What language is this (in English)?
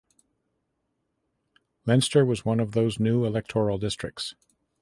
English